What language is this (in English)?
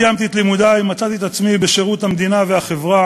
Hebrew